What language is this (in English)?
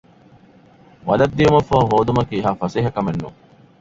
Divehi